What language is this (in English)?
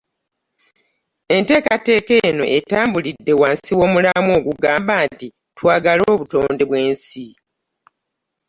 Ganda